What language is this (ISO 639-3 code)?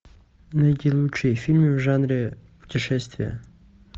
rus